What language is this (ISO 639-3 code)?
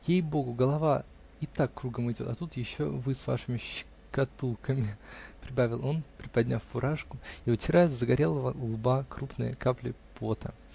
rus